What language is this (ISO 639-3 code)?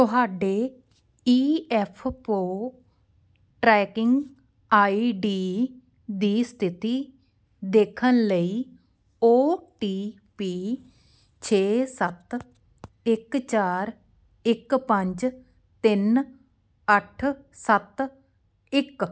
pan